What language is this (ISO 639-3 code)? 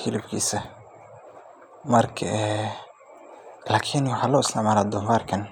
som